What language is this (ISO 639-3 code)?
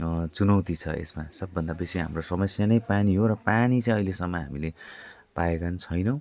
nep